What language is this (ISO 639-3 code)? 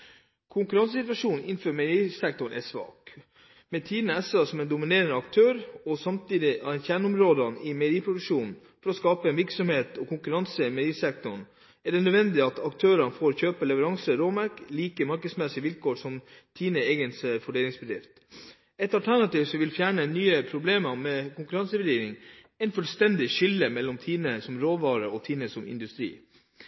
nob